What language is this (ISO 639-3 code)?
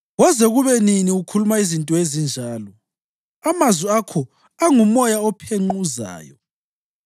nde